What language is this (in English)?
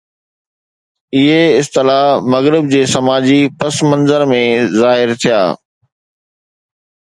Sindhi